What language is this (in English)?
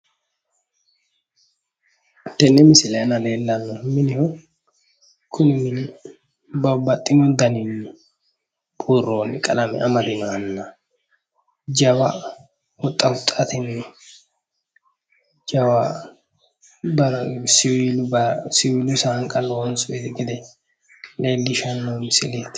Sidamo